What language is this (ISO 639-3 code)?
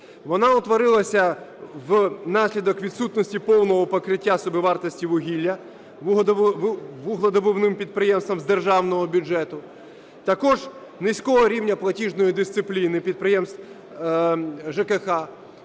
ukr